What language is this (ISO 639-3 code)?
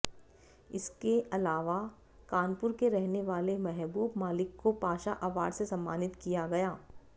hin